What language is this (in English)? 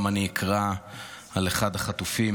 Hebrew